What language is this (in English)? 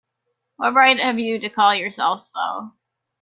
English